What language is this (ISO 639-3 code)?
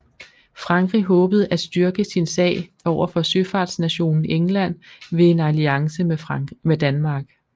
dan